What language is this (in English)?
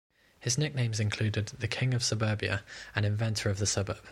English